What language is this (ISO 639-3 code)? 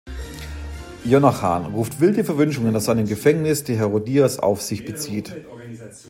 deu